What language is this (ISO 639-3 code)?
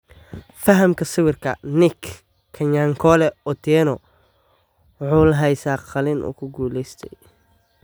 som